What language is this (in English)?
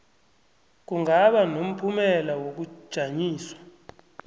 South Ndebele